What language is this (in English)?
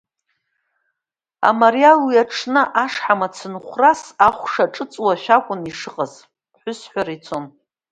Abkhazian